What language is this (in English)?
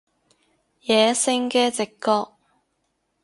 Cantonese